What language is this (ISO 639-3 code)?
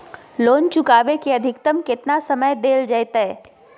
mag